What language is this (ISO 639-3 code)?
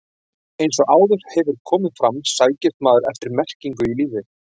isl